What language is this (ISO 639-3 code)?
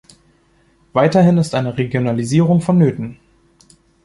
deu